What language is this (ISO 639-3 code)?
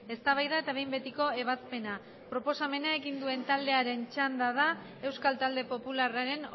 eus